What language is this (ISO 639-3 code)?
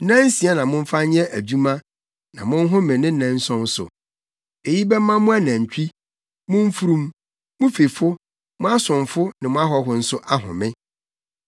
aka